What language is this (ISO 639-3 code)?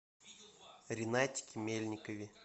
rus